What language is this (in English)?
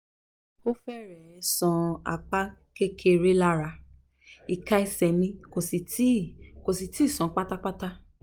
Yoruba